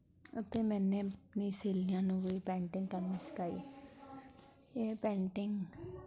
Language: Punjabi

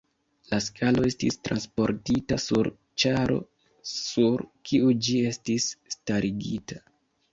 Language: Esperanto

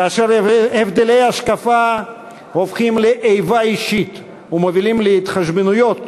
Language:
Hebrew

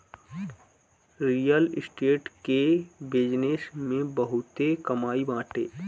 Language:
Bhojpuri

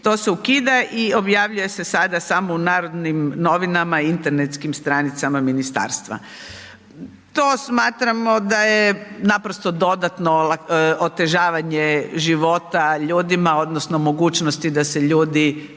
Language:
Croatian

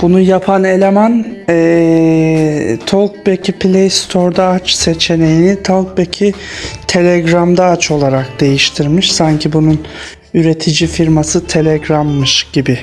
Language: Turkish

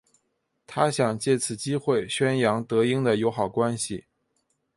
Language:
Chinese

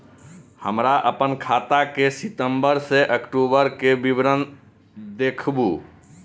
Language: Maithili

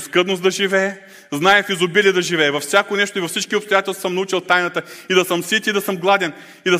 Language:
Bulgarian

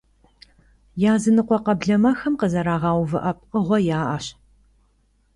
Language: Kabardian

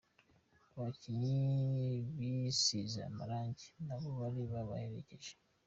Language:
Kinyarwanda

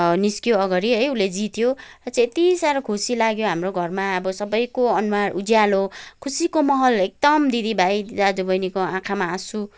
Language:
Nepali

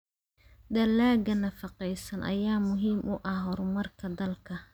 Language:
Somali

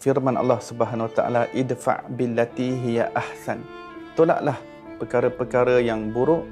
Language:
Malay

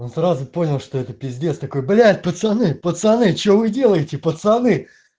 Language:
Russian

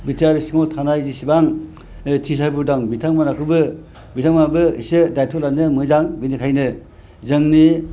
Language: Bodo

